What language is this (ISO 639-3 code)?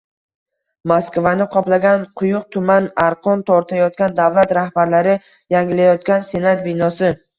uzb